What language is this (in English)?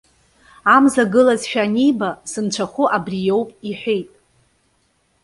Abkhazian